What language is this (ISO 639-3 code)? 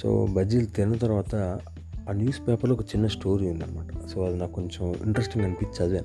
tel